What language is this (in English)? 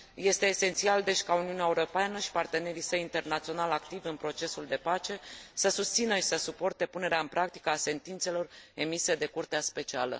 Romanian